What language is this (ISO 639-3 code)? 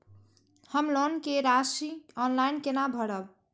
mai